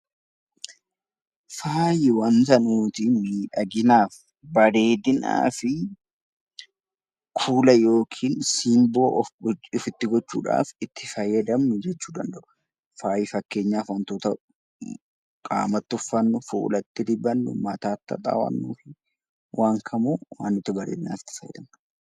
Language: Oromo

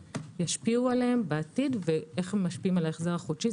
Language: Hebrew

